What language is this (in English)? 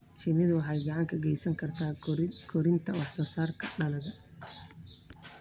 Somali